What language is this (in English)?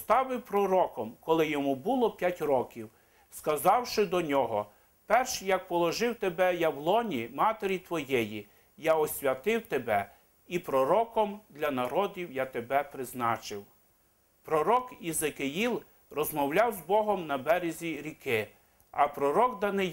Ukrainian